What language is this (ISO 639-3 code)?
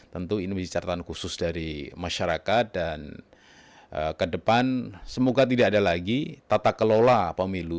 ind